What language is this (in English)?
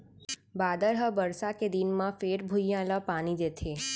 Chhattisgarhi